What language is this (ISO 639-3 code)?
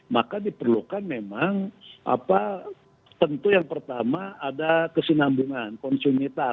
ind